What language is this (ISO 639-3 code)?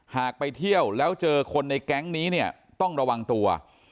tha